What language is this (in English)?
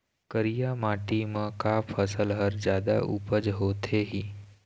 Chhattisgarhi